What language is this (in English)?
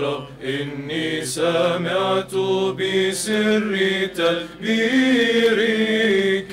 Arabic